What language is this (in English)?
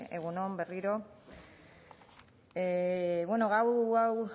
Basque